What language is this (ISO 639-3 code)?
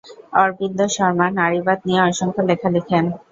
ben